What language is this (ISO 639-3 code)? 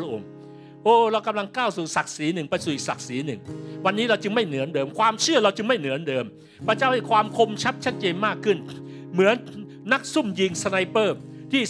tha